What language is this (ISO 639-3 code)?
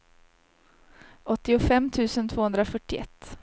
swe